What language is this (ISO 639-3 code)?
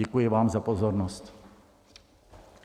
ces